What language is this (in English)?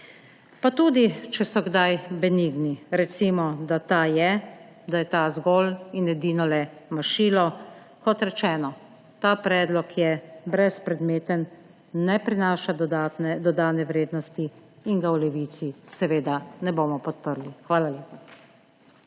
Slovenian